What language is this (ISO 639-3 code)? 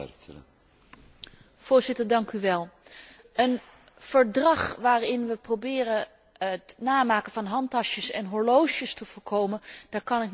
nld